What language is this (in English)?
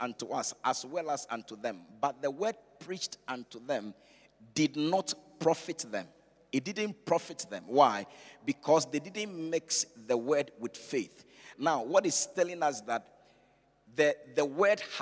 English